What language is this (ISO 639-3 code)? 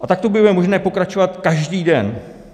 ces